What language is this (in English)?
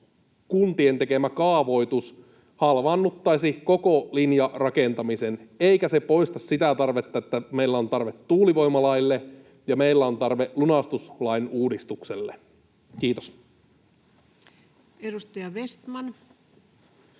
Finnish